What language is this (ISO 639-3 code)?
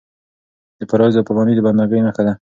pus